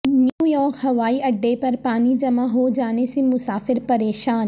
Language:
Urdu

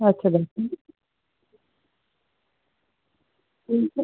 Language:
Bangla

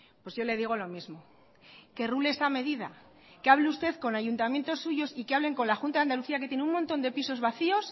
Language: Spanish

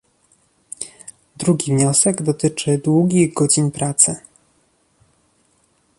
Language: Polish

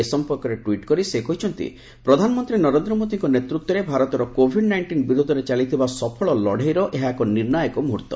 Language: Odia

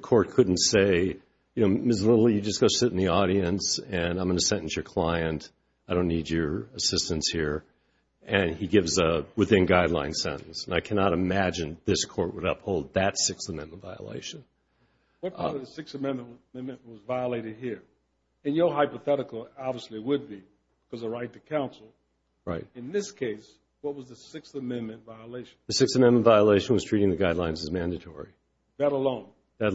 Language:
English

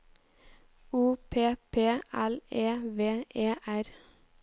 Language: Norwegian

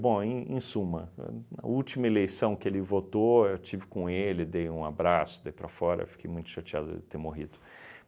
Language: Portuguese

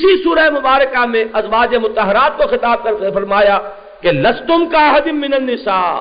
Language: Urdu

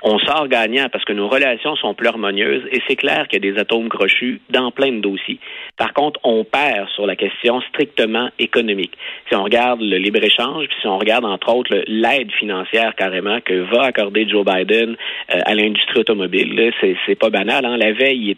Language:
French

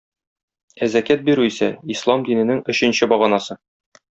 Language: Tatar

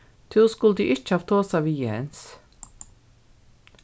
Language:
Faroese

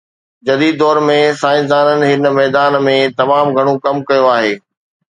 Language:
Sindhi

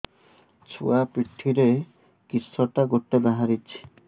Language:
Odia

